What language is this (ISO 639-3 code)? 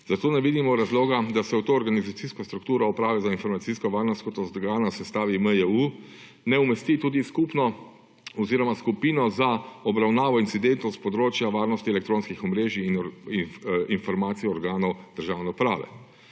slv